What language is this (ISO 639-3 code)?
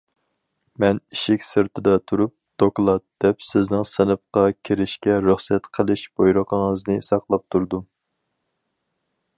uig